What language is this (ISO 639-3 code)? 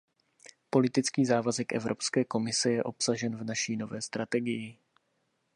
ces